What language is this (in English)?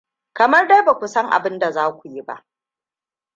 Hausa